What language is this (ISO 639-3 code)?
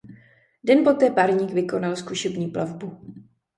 ces